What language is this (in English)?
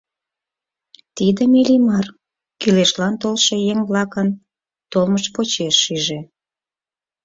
Mari